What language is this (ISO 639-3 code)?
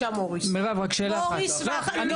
heb